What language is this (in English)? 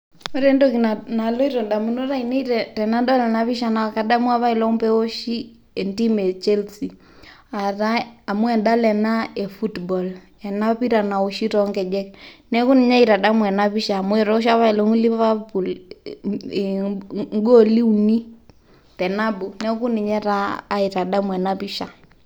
Masai